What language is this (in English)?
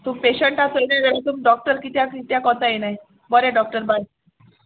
Konkani